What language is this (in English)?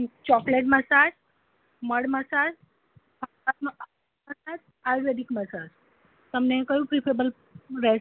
Gujarati